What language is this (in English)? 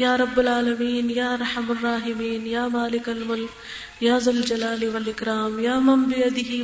Urdu